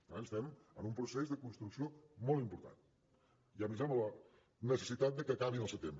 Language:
Catalan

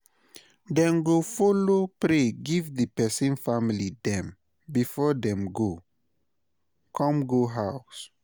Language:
Nigerian Pidgin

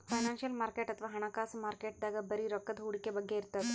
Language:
Kannada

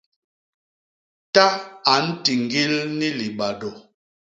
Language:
Basaa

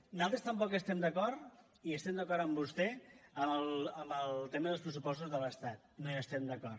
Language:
Catalan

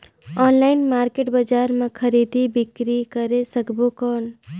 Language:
Chhattisgarhi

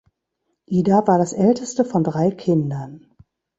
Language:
German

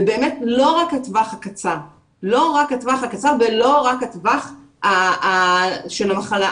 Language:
Hebrew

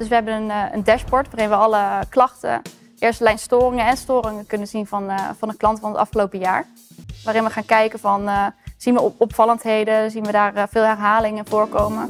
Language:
Dutch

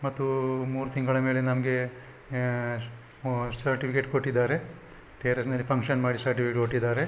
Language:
Kannada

